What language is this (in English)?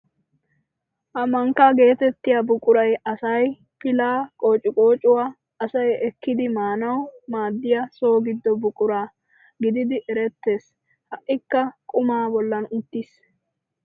Wolaytta